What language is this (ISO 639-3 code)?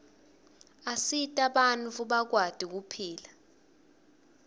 ssw